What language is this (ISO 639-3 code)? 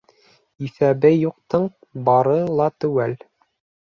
bak